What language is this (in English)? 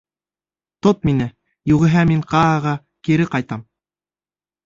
Bashkir